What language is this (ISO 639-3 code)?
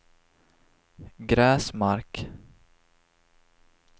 swe